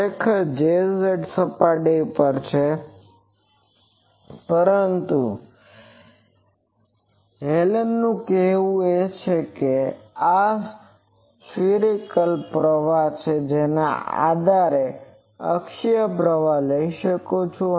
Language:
Gujarati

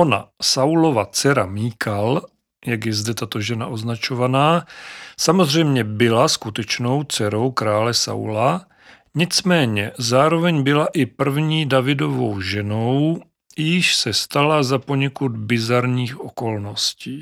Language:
Czech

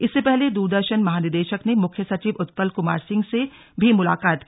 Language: Hindi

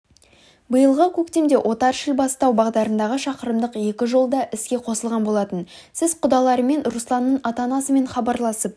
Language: Kazakh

